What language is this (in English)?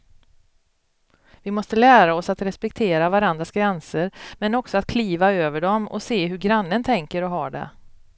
Swedish